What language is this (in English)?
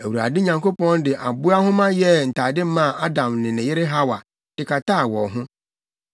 Akan